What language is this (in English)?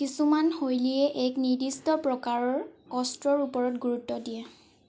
Assamese